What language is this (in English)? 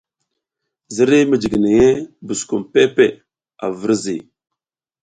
South Giziga